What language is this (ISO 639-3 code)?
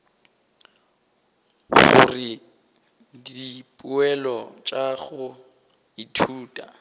nso